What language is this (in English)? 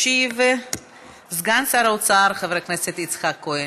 Hebrew